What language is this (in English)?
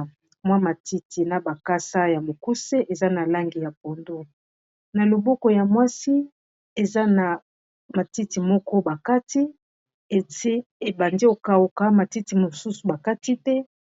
Lingala